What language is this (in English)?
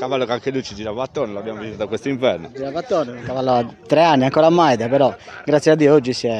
Italian